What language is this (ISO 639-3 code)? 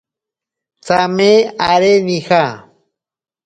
prq